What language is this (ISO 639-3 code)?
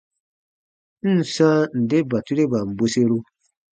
bba